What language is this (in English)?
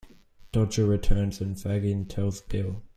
English